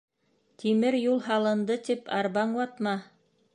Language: Bashkir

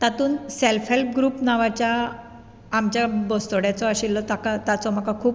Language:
Konkani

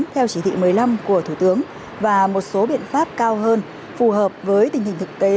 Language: Vietnamese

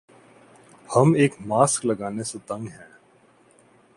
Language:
Urdu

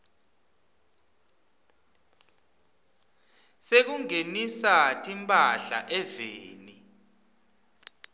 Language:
Swati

